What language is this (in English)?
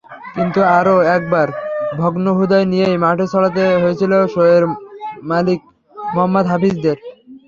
Bangla